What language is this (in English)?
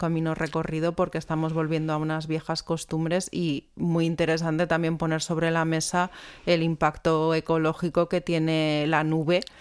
Spanish